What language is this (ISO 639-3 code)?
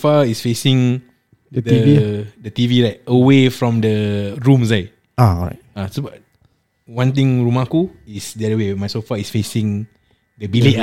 msa